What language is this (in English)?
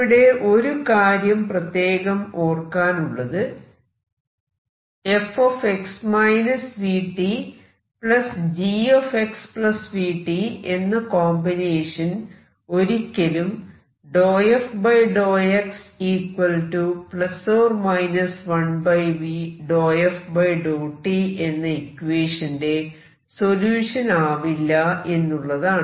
Malayalam